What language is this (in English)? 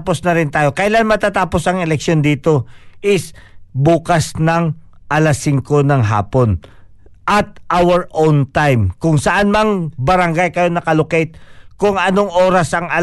Filipino